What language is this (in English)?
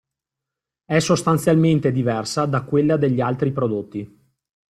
Italian